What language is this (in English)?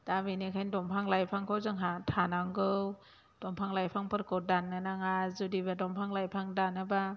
Bodo